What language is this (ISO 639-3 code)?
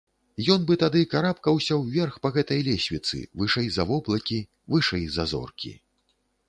bel